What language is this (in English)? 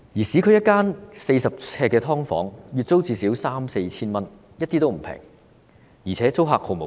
Cantonese